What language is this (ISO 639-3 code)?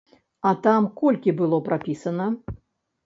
bel